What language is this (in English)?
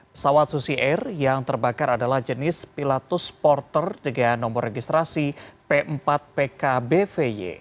Indonesian